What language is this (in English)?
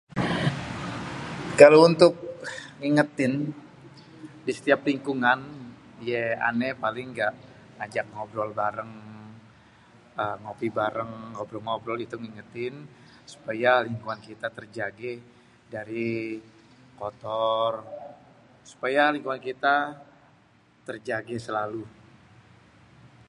Betawi